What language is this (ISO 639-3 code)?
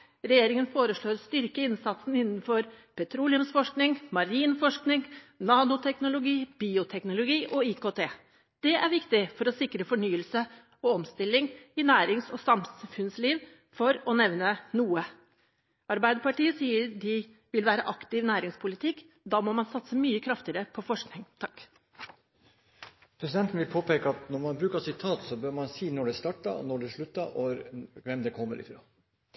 nob